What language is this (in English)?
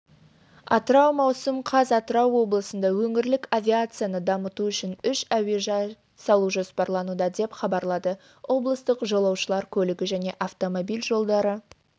Kazakh